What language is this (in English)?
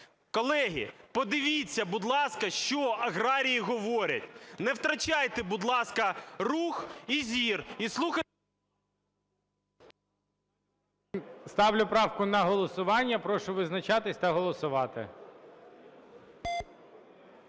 Ukrainian